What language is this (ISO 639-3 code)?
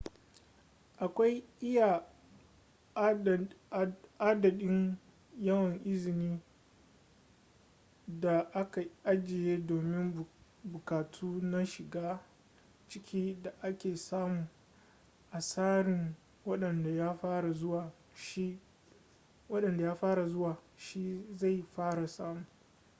hau